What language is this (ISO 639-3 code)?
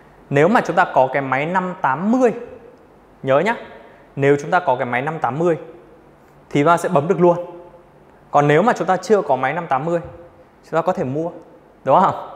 vie